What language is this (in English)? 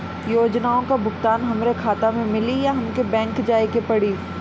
Bhojpuri